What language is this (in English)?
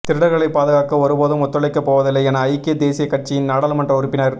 Tamil